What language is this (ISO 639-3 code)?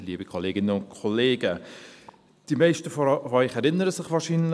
gsw